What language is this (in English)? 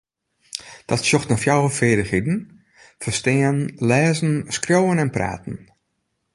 Western Frisian